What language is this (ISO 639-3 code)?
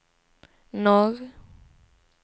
swe